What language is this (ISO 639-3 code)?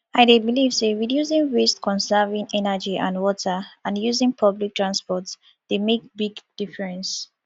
pcm